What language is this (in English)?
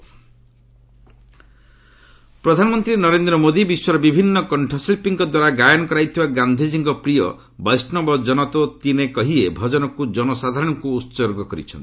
Odia